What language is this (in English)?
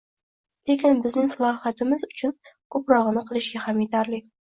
Uzbek